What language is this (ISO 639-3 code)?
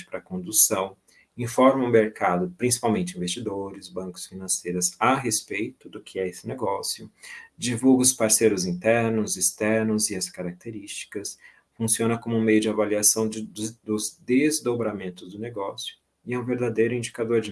por